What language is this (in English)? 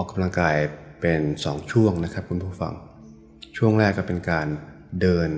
Thai